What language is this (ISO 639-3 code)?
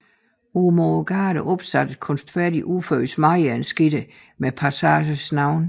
dan